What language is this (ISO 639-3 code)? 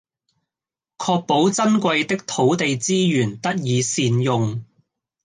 yue